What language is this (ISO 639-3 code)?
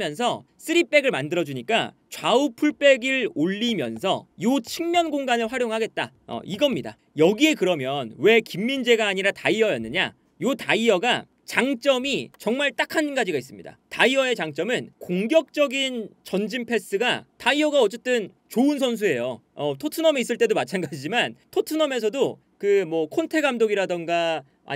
kor